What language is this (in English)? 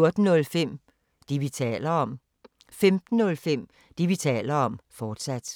Danish